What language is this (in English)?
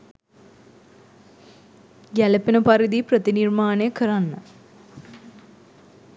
Sinhala